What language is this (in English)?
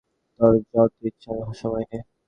Bangla